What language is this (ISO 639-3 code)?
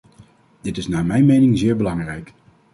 nld